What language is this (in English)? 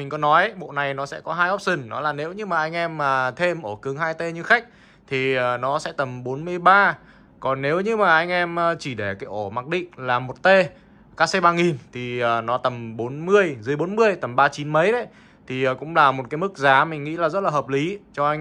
Vietnamese